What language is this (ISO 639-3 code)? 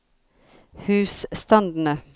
nor